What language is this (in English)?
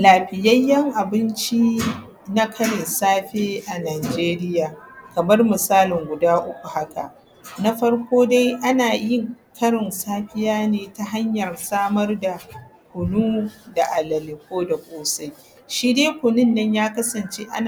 Hausa